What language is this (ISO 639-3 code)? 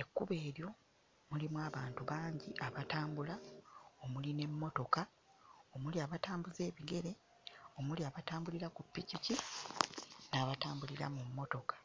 lug